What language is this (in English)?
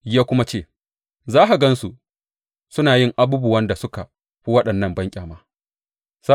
Hausa